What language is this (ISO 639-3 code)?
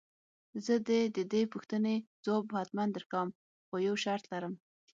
pus